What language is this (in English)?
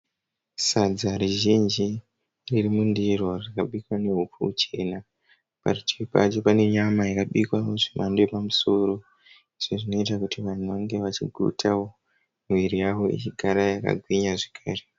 Shona